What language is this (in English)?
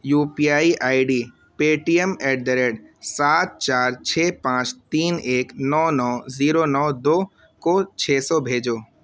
Urdu